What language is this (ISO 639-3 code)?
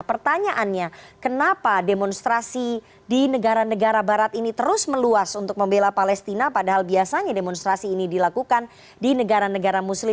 ind